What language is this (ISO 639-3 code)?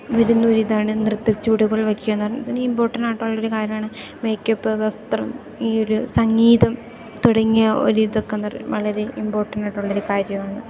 mal